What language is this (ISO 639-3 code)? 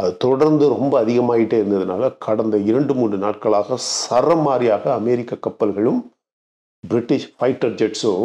tam